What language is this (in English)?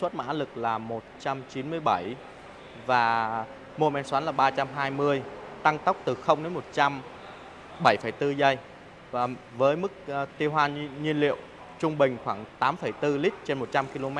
Vietnamese